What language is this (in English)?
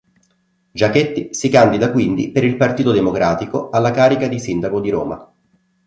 Italian